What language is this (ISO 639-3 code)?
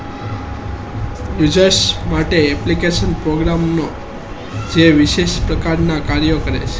guj